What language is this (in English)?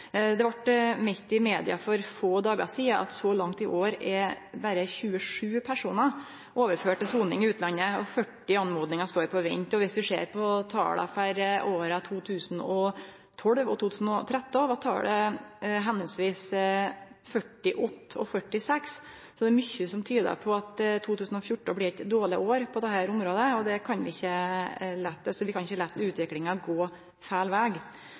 Norwegian Nynorsk